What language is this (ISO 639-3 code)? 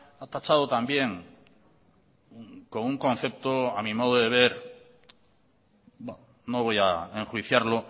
spa